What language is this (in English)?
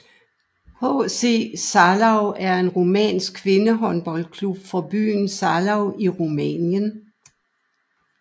Danish